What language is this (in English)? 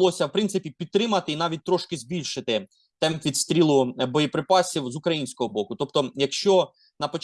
Ukrainian